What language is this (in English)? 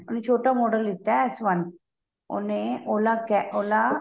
Punjabi